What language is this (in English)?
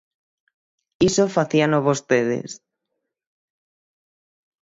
Galician